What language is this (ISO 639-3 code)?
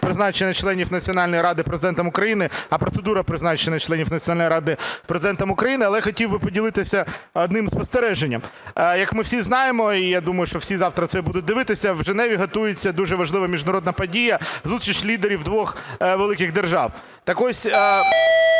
ukr